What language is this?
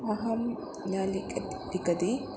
Sanskrit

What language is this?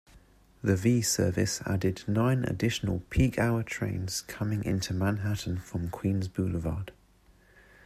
English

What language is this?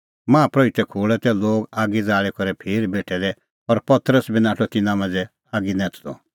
Kullu Pahari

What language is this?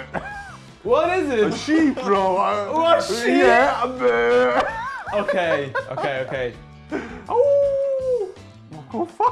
English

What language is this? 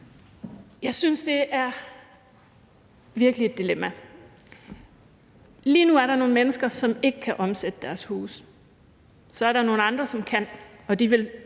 Danish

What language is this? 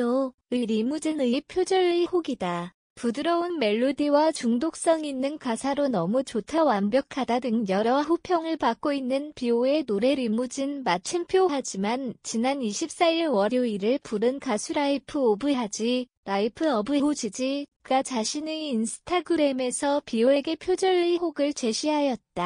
Korean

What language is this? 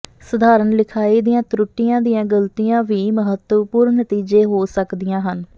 Punjabi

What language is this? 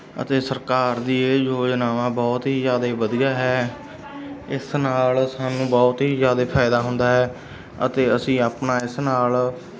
Punjabi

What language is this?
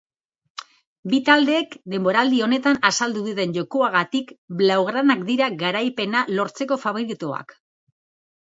Basque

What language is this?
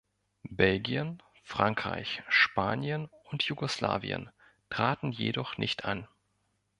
German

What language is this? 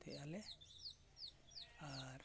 Santali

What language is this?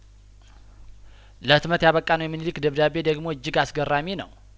Amharic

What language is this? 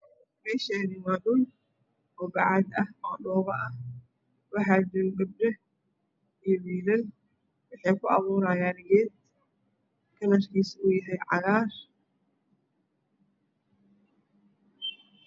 Somali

